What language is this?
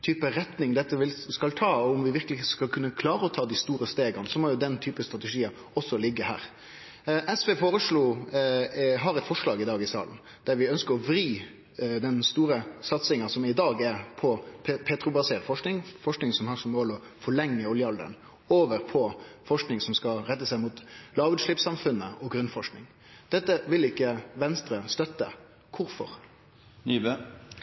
Norwegian Nynorsk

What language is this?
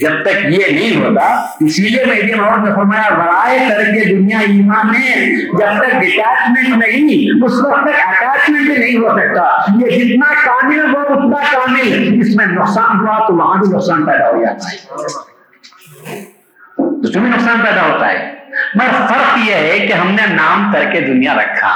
Urdu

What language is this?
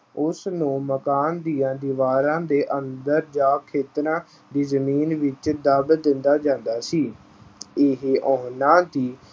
Punjabi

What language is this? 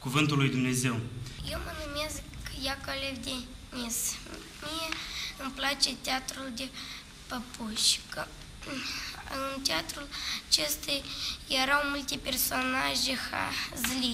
Romanian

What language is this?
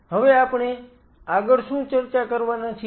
Gujarati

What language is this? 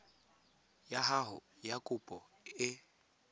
Tswana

